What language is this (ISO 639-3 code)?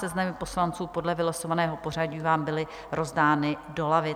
ces